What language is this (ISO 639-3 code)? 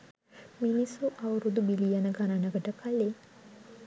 sin